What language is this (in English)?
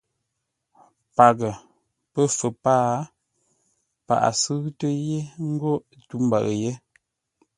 Ngombale